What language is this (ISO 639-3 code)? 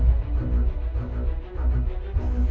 vie